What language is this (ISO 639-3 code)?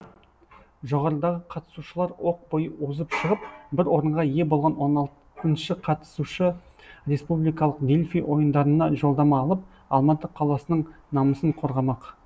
kaz